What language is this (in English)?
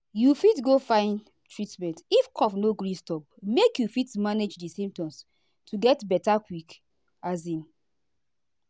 Nigerian Pidgin